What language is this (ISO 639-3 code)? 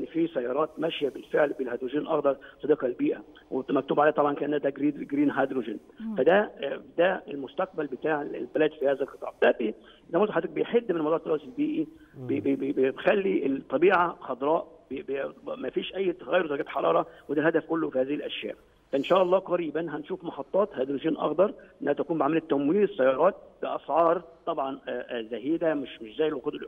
ara